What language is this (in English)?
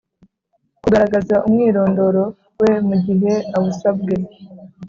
Kinyarwanda